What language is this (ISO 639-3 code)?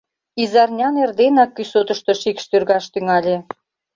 chm